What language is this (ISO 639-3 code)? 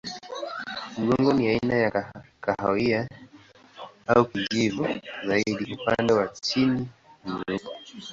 swa